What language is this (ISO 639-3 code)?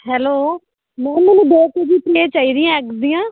pan